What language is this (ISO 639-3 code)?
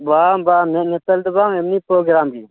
sat